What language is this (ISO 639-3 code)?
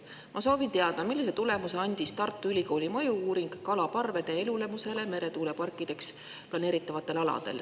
est